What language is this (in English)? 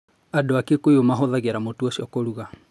Kikuyu